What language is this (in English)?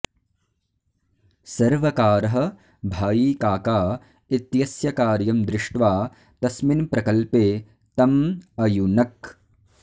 Sanskrit